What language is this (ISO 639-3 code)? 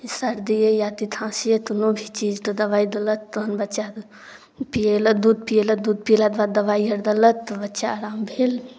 mai